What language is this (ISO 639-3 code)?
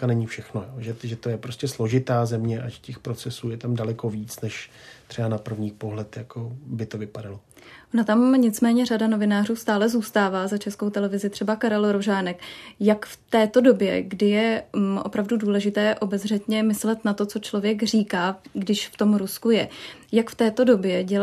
ces